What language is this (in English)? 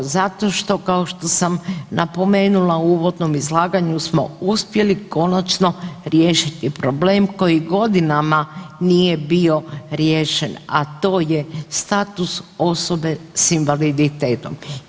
Croatian